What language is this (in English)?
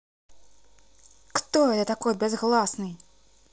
Russian